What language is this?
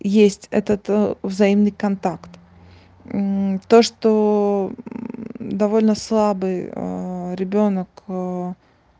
Russian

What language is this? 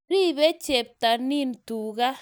Kalenjin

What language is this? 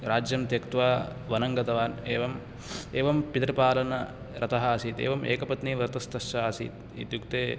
Sanskrit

